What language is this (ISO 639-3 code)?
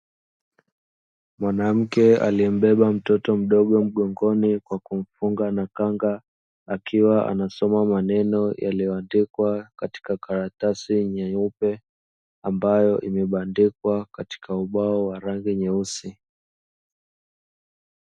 swa